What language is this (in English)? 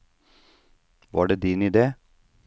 Norwegian